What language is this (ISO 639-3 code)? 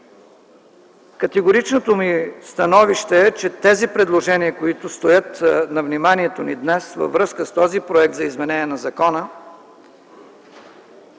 bul